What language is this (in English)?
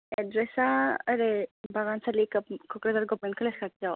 Bodo